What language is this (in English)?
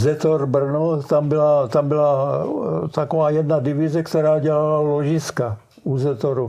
Czech